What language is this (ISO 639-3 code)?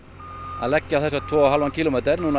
isl